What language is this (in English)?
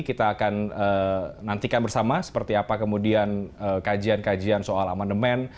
Indonesian